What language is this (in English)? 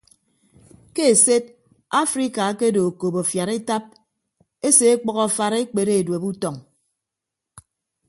Ibibio